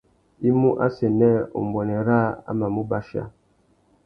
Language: Tuki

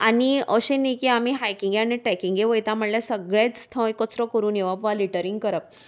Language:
Konkani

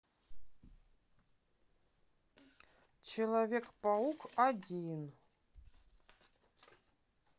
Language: Russian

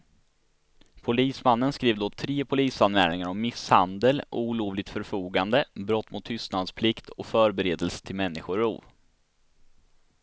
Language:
Swedish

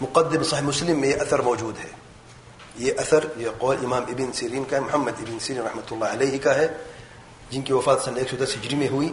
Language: Urdu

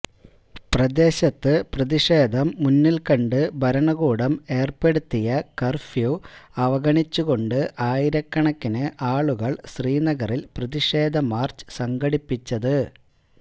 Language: Malayalam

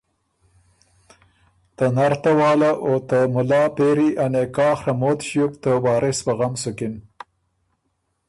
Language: Ormuri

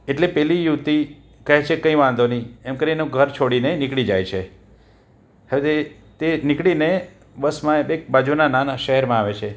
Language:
Gujarati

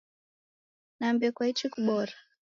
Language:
Taita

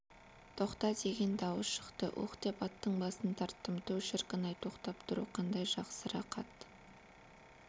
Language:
Kazakh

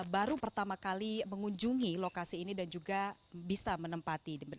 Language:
Indonesian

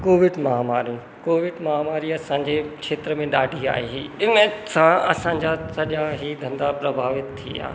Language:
Sindhi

